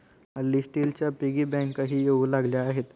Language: Marathi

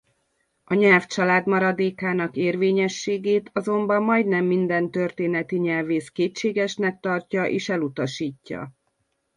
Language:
Hungarian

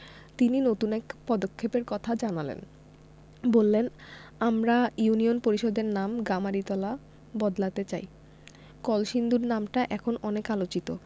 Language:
Bangla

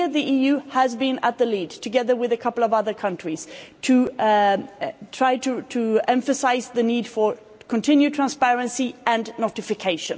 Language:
English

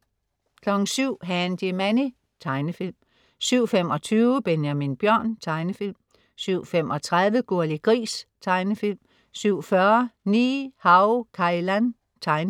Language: Danish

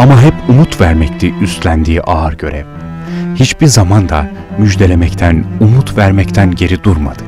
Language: Turkish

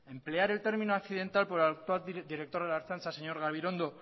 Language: Spanish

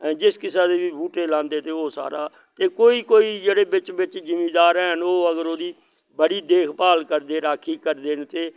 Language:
Dogri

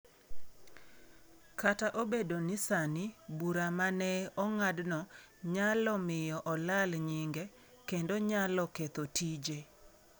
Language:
Luo (Kenya and Tanzania)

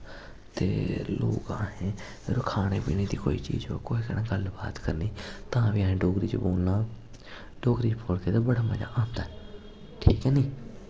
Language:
Dogri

